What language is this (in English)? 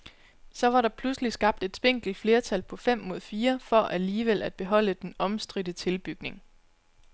Danish